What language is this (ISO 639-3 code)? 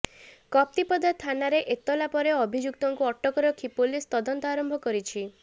ori